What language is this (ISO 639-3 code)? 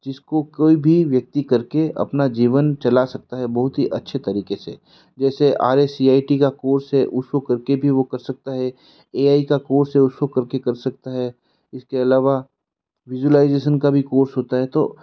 hin